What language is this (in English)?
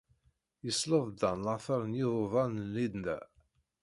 Kabyle